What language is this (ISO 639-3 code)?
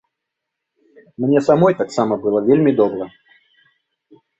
bel